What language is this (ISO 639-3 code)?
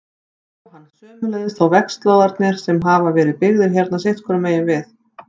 isl